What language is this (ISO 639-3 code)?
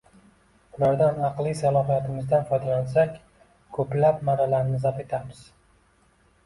uzb